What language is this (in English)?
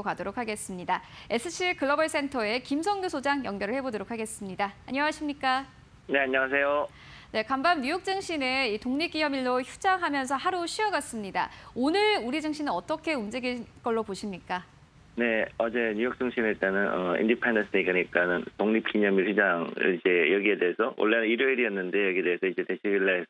Korean